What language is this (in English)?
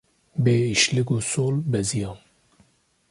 Kurdish